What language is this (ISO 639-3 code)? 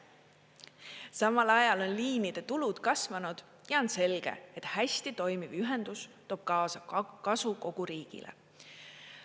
est